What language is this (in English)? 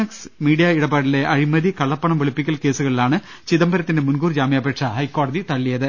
Malayalam